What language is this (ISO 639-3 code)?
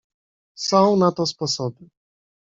pol